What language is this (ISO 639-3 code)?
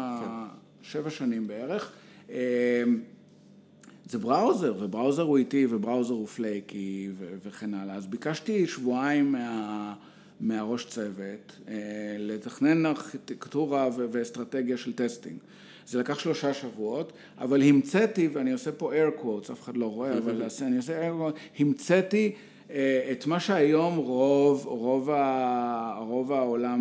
heb